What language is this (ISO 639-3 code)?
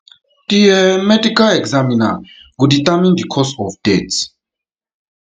pcm